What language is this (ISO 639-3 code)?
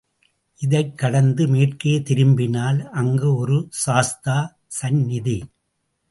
tam